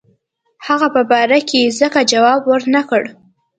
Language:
Pashto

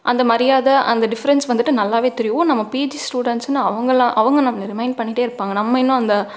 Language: Tamil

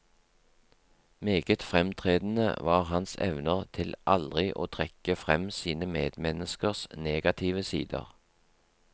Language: Norwegian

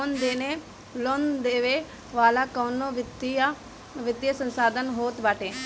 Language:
Bhojpuri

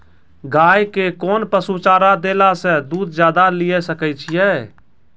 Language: Maithili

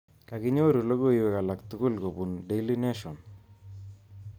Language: Kalenjin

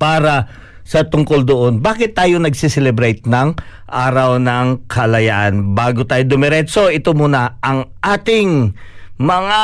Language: Filipino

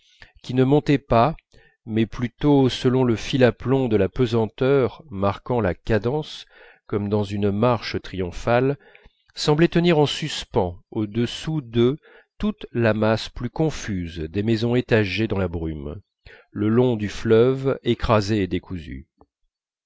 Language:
French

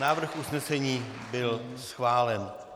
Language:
Czech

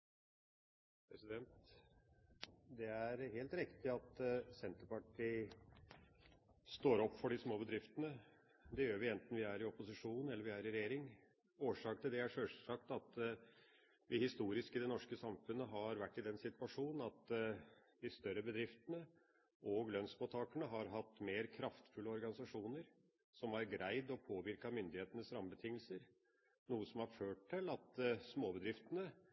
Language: Norwegian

